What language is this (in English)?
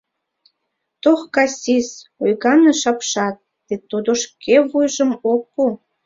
Mari